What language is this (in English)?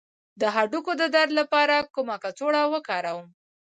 Pashto